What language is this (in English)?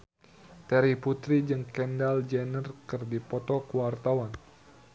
Sundanese